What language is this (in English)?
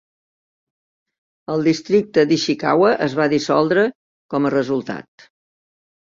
Catalan